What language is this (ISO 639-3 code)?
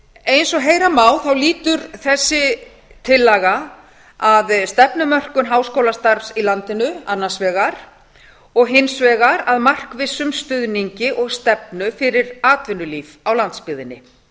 isl